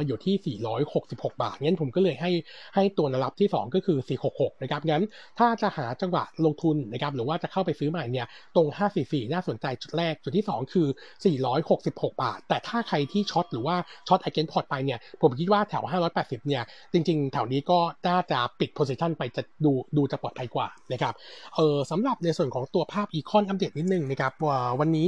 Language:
Thai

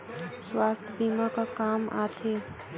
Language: Chhattisgarhi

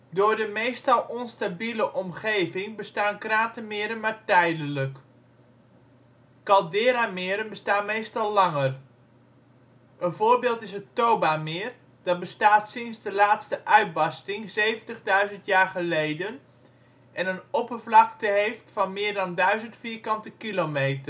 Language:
Dutch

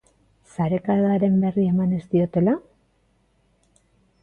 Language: Basque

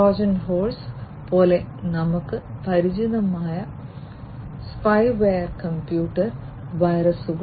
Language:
Malayalam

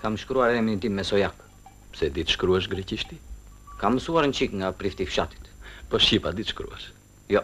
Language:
Romanian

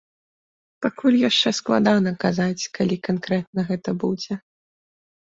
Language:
Belarusian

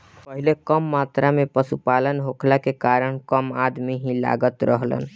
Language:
Bhojpuri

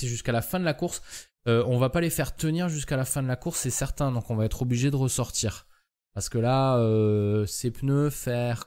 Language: French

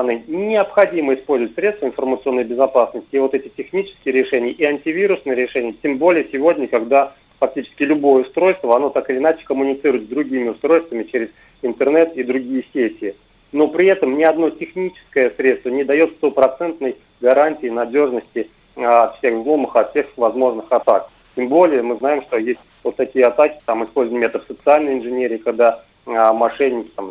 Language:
Russian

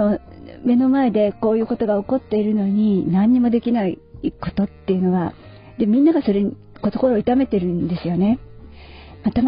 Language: Japanese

